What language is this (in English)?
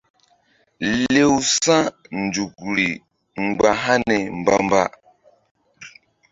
Mbum